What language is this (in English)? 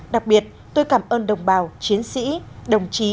Vietnamese